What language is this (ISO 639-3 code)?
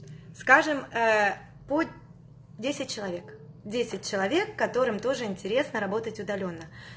rus